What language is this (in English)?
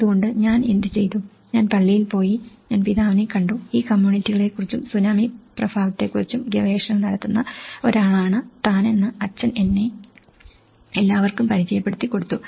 Malayalam